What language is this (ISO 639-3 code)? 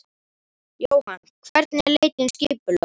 isl